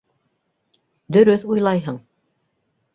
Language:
Bashkir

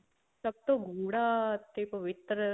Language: Punjabi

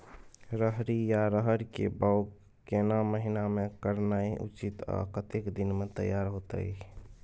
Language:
Maithili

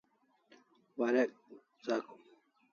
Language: Kalasha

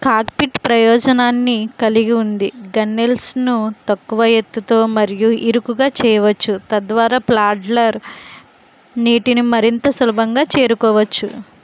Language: Telugu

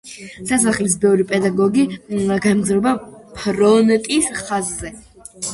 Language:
Georgian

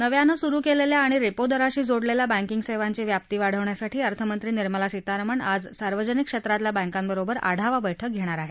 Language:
Marathi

